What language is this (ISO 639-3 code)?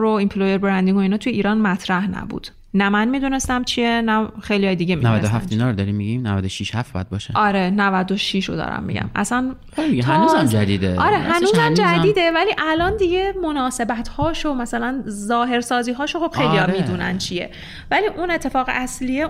fas